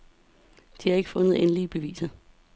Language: Danish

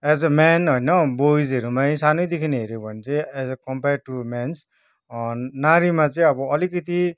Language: Nepali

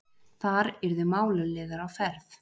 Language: Icelandic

